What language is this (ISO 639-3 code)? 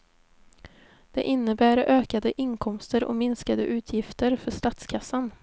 swe